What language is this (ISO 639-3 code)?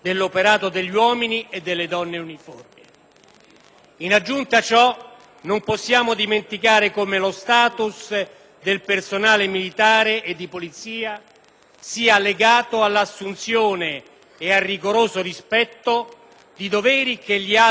ita